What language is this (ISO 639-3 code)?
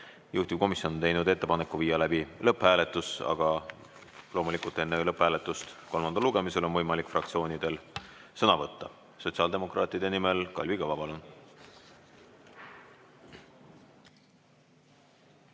est